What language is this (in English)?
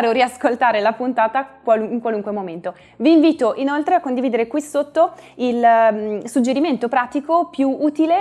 Italian